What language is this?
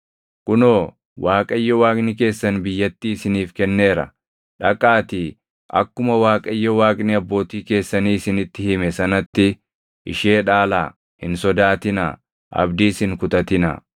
Oromo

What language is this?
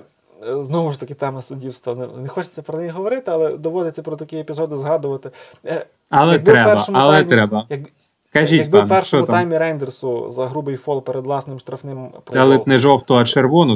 Ukrainian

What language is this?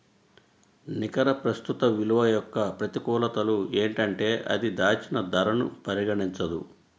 Telugu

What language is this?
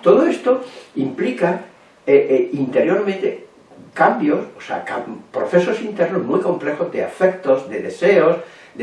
Spanish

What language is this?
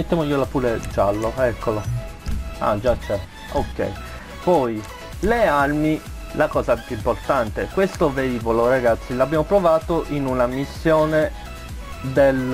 Italian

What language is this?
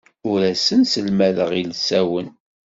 Kabyle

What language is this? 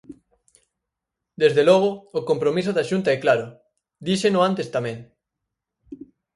Galician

